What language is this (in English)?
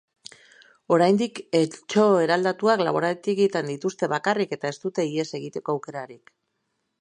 Basque